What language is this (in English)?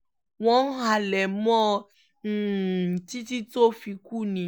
Yoruba